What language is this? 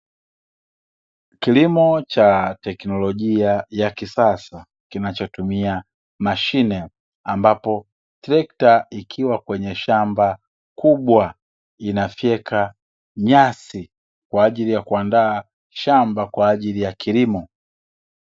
Swahili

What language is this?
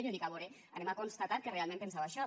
Catalan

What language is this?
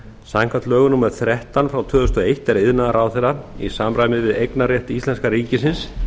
Icelandic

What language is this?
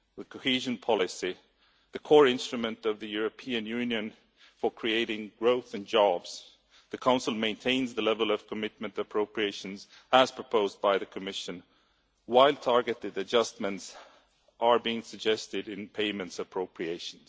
English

